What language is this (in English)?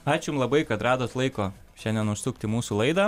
Lithuanian